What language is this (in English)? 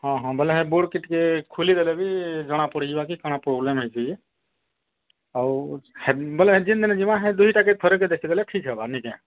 Odia